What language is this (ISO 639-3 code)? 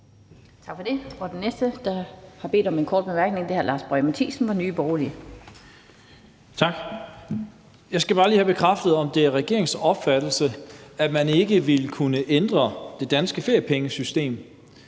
dan